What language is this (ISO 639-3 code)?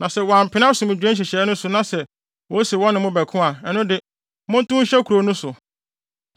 aka